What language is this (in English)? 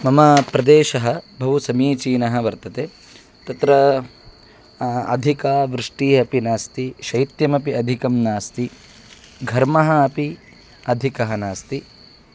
Sanskrit